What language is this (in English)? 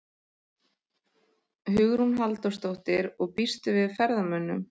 Icelandic